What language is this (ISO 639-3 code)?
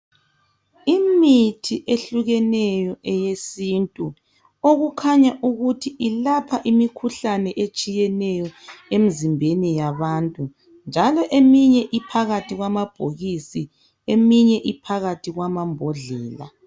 nde